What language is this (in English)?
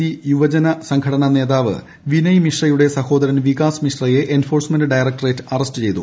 Malayalam